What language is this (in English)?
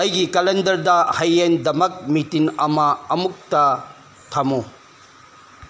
Manipuri